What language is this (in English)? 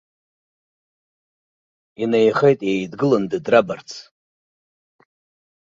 Abkhazian